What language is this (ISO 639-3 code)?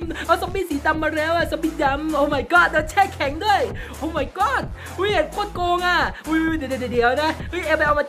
tha